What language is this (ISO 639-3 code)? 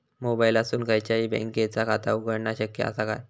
mar